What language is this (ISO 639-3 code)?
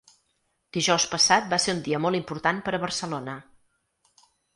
cat